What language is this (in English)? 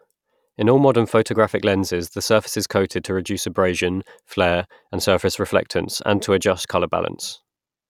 English